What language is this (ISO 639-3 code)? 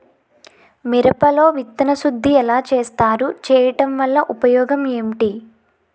tel